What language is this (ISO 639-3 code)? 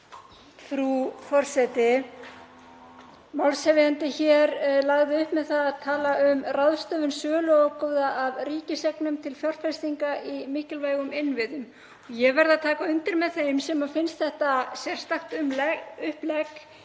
isl